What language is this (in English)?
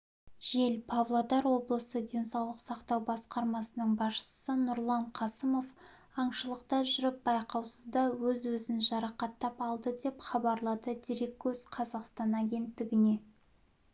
Kazakh